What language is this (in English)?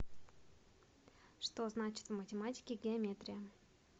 Russian